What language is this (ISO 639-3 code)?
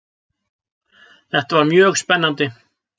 isl